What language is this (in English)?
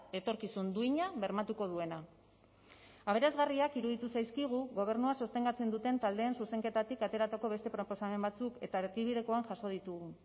Basque